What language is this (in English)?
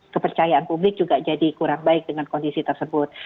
Indonesian